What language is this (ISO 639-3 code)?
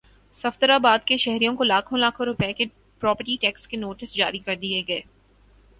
urd